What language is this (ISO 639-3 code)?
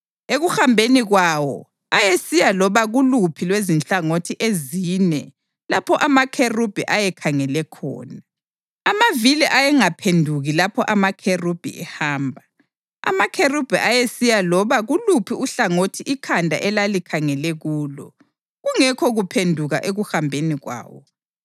nde